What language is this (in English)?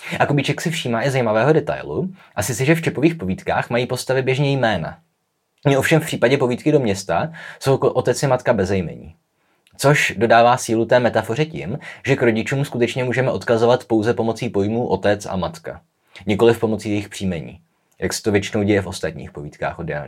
Czech